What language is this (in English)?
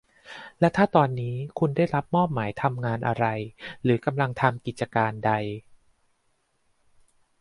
Thai